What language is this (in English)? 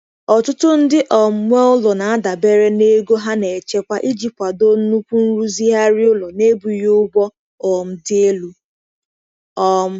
Igbo